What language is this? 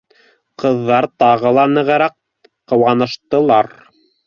Bashkir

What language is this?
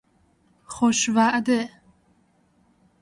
Persian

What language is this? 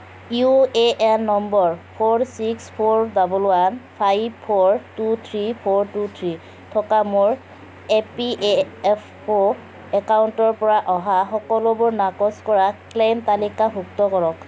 Assamese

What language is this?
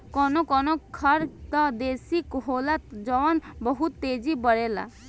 Bhojpuri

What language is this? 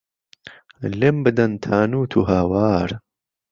Central Kurdish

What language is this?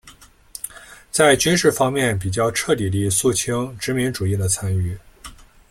Chinese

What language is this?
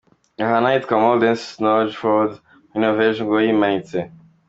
Kinyarwanda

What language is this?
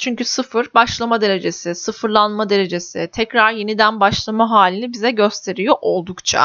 Turkish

